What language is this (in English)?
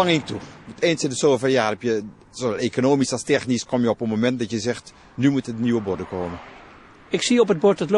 Dutch